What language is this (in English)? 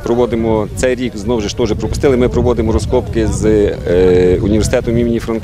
Ukrainian